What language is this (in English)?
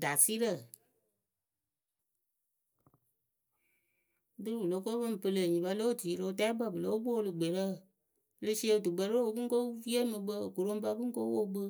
Akebu